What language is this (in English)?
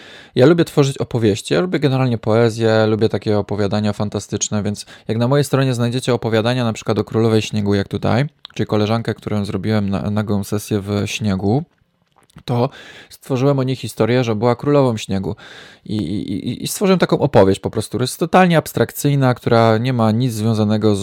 Polish